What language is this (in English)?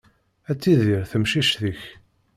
Kabyle